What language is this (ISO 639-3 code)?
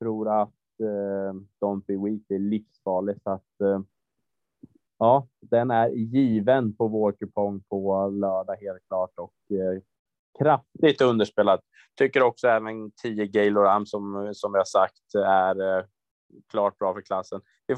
swe